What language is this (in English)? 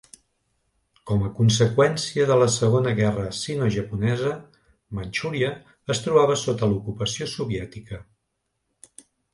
Catalan